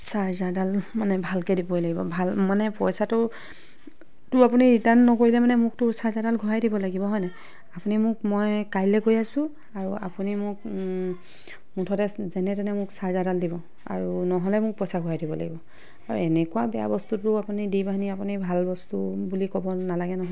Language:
Assamese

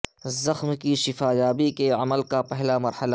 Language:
Urdu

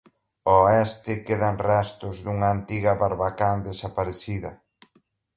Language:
Galician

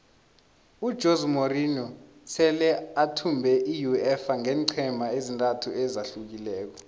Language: South Ndebele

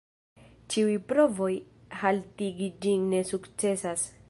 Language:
Esperanto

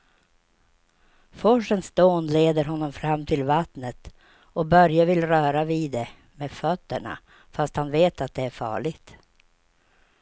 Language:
Swedish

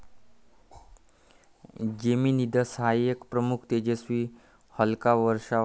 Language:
Marathi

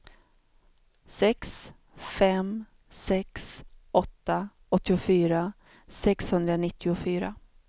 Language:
Swedish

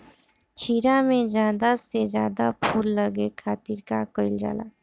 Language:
Bhojpuri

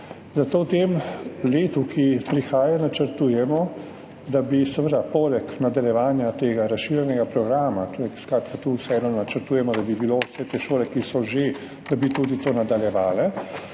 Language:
Slovenian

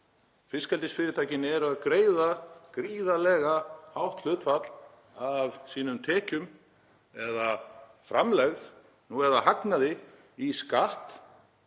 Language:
Icelandic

